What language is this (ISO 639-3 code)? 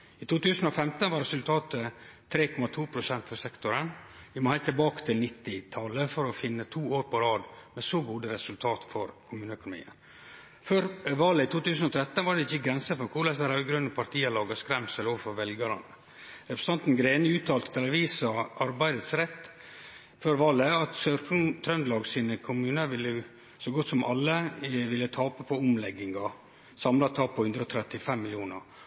nno